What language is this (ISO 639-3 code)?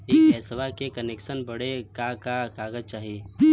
bho